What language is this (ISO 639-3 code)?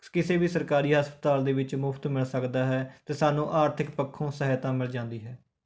pan